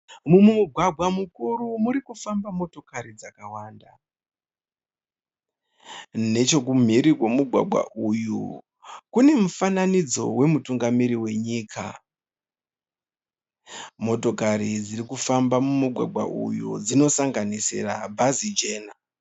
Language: Shona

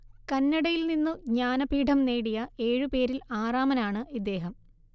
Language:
Malayalam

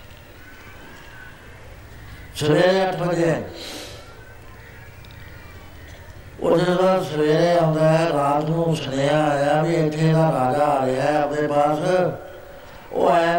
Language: Punjabi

